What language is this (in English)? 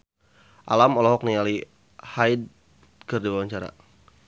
Sundanese